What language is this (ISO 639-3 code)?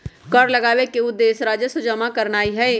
mag